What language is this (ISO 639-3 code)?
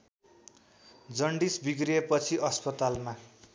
nep